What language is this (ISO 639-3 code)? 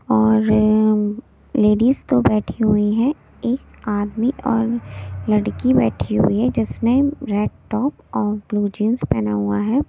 hin